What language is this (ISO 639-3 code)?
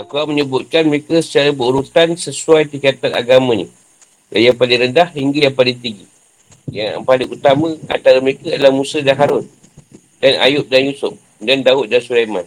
msa